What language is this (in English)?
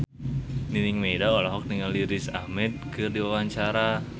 Sundanese